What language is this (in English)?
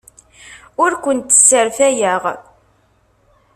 Kabyle